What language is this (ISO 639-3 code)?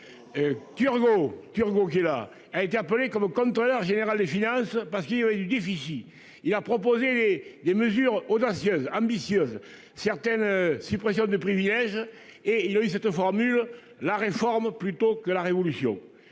fra